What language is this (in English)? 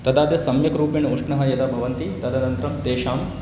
Sanskrit